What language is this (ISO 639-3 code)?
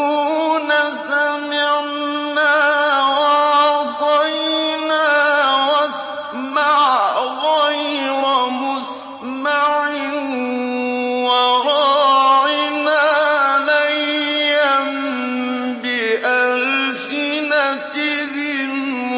ara